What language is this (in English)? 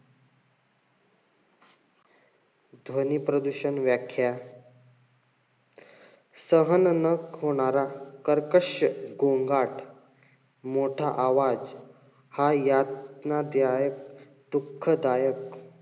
Marathi